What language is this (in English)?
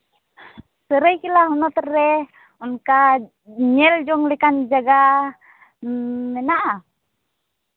Santali